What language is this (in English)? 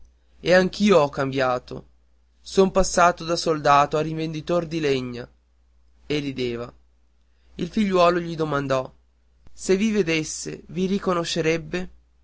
Italian